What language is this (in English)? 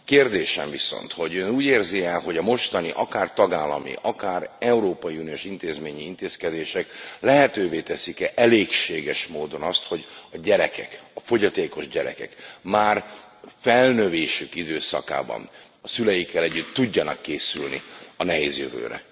Hungarian